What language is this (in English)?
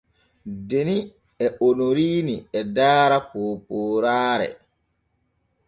Borgu Fulfulde